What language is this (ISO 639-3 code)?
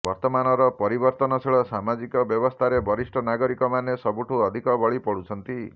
ori